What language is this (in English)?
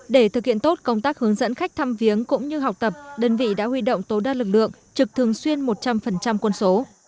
Vietnamese